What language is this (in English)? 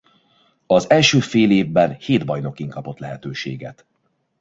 Hungarian